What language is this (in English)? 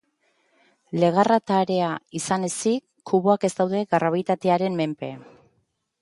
Basque